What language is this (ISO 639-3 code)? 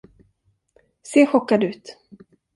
swe